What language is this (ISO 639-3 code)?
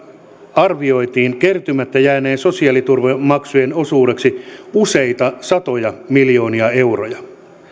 fin